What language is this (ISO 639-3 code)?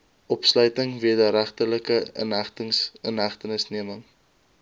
afr